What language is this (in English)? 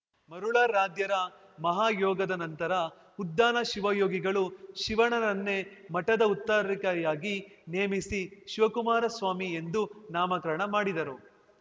Kannada